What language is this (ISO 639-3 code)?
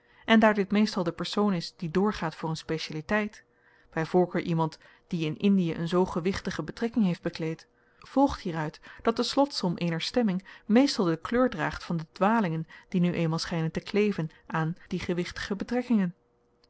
nld